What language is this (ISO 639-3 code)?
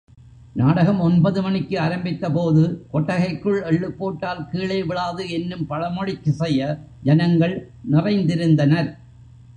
tam